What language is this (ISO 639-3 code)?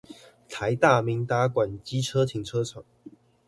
zho